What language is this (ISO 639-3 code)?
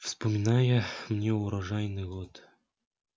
rus